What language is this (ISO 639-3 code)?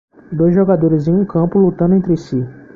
por